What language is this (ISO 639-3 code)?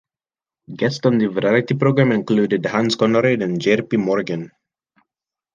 eng